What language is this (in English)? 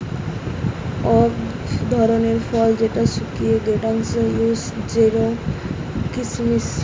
Bangla